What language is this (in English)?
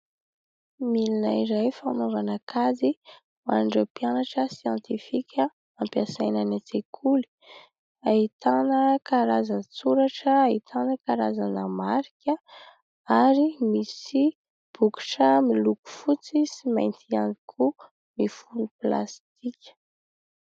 Malagasy